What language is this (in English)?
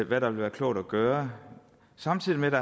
Danish